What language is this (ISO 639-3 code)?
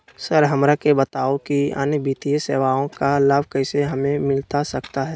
mag